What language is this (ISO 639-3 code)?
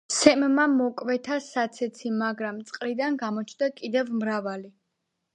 kat